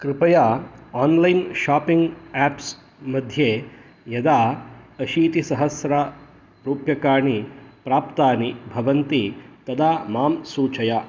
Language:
Sanskrit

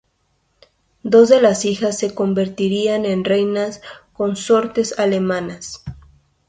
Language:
Spanish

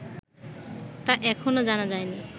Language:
Bangla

